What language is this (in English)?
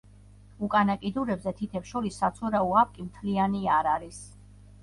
Georgian